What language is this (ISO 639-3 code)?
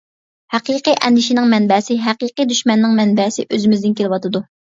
uig